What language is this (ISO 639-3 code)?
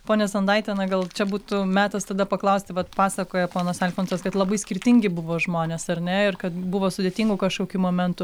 lit